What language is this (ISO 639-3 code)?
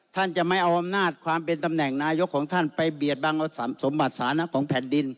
tha